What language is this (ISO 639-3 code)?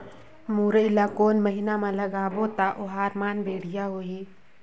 hne